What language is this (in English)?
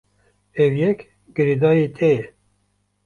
Kurdish